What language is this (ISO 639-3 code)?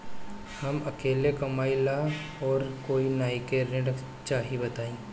bho